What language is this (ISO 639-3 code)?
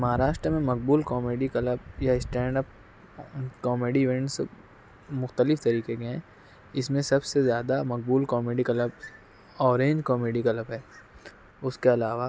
urd